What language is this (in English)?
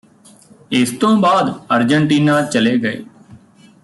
Punjabi